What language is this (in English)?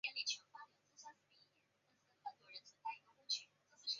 Chinese